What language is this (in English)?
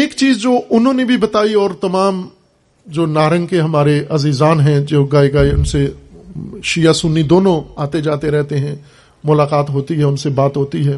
Urdu